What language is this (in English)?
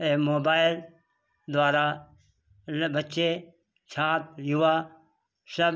Hindi